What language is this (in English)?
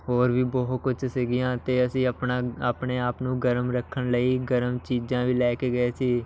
Punjabi